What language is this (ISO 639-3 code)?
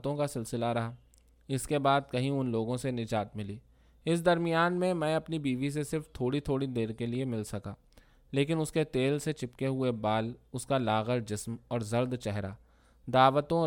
urd